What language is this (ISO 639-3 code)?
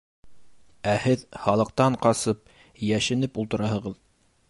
bak